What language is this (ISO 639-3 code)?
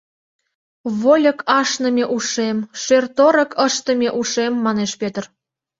chm